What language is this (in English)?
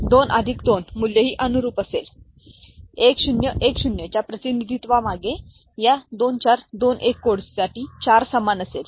Marathi